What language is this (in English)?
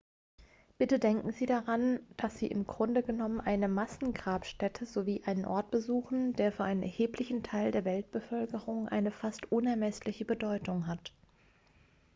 German